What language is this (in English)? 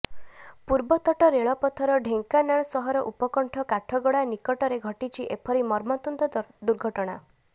Odia